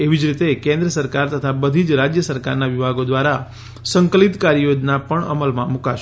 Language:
Gujarati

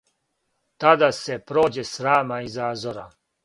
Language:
Serbian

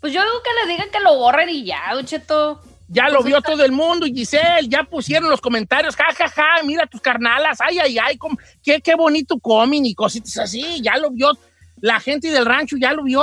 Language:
Spanish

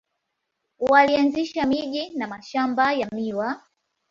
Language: Swahili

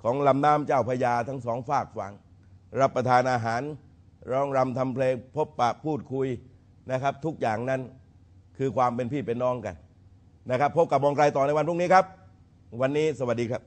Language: Thai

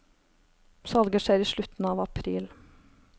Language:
Norwegian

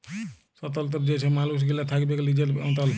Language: Bangla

